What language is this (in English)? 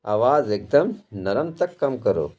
Urdu